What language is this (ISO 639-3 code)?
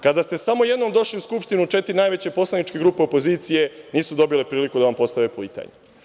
srp